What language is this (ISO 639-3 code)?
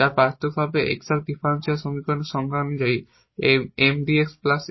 ben